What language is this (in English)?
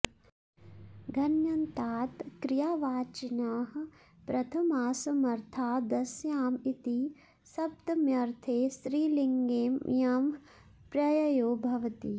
Sanskrit